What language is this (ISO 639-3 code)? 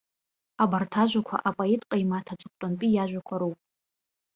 abk